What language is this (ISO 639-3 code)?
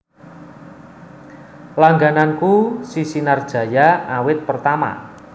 jav